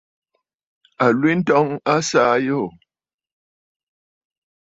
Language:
Bafut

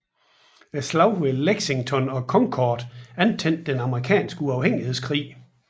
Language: Danish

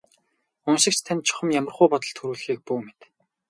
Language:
Mongolian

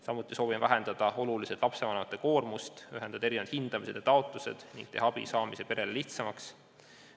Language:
Estonian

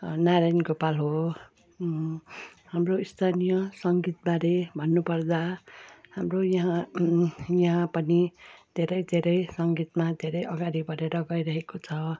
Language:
Nepali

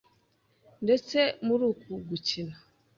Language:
Kinyarwanda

